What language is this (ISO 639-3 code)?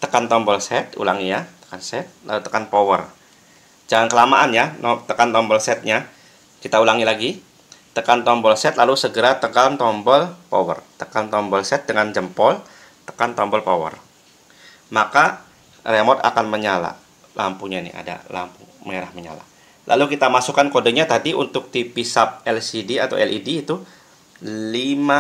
ind